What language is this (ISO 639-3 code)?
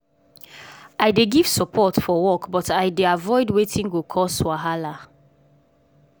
pcm